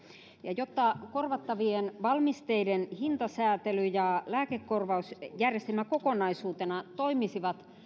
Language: Finnish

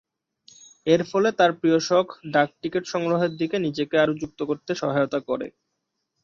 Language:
Bangla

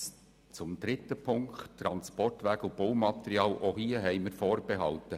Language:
Swiss German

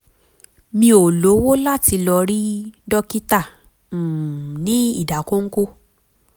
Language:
Yoruba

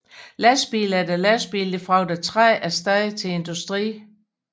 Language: Danish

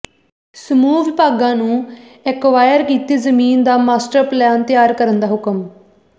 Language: Punjabi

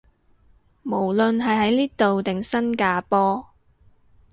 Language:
Cantonese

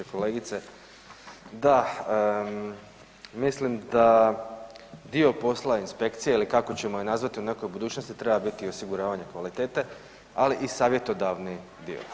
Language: Croatian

